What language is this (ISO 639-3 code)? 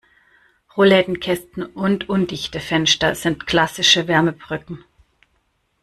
deu